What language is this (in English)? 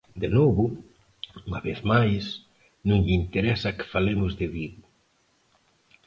Galician